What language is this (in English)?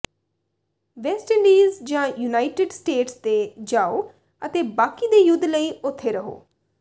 Punjabi